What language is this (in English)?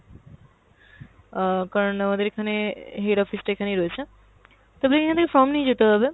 Bangla